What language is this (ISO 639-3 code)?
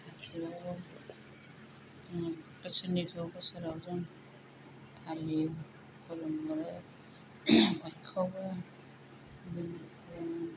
brx